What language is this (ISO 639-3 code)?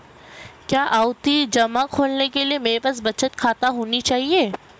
hin